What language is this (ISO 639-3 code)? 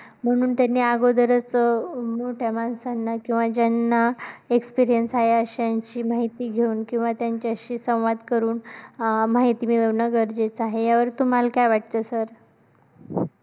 mar